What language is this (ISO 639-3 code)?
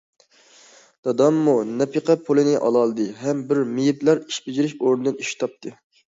uig